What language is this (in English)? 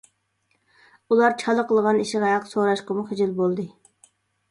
Uyghur